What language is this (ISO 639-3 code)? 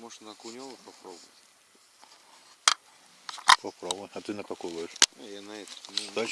rus